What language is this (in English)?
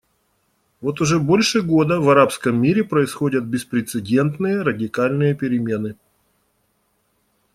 Russian